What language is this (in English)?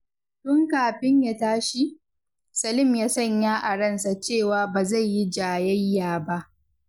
Hausa